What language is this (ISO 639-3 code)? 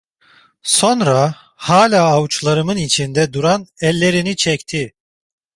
tur